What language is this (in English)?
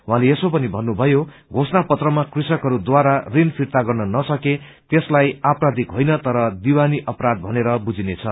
Nepali